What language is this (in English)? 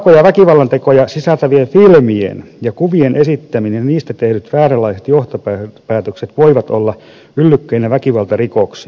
Finnish